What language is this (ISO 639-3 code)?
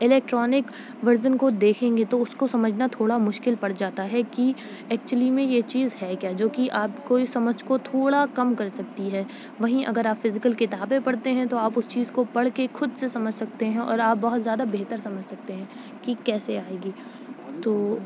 urd